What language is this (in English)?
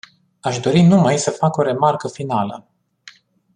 Romanian